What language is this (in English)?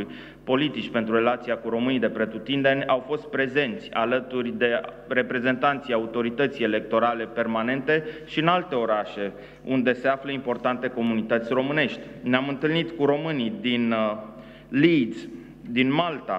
Romanian